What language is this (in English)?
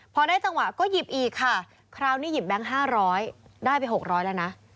Thai